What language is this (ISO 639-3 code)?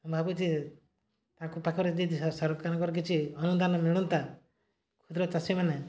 ori